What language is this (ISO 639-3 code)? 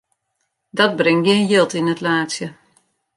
fry